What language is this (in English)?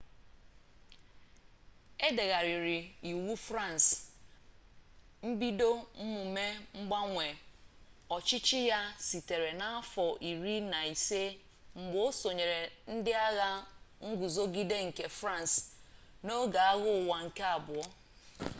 Igbo